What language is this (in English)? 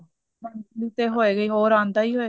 Punjabi